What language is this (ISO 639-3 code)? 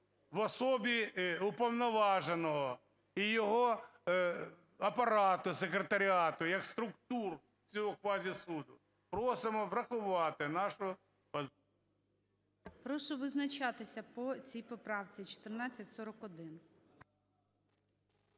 ukr